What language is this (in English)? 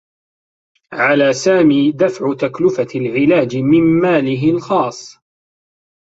Arabic